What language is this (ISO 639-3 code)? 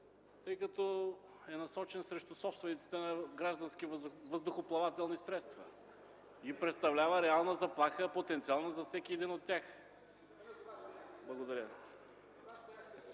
bul